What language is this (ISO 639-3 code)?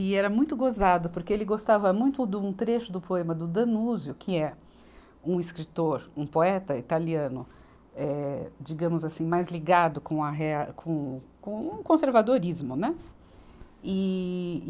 por